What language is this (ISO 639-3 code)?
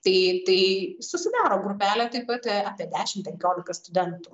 lit